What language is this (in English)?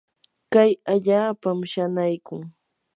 Yanahuanca Pasco Quechua